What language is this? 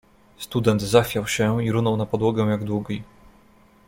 Polish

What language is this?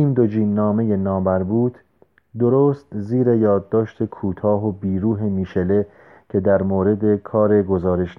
Persian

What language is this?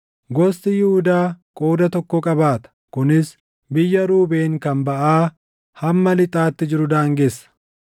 Oromo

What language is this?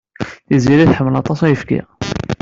Kabyle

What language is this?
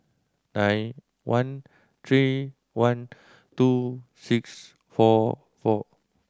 English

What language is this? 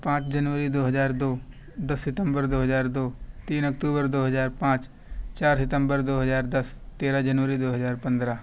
Urdu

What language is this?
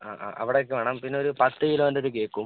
Malayalam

